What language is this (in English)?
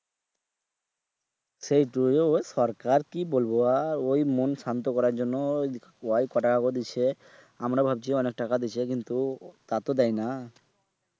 Bangla